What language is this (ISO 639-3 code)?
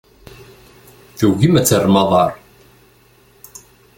kab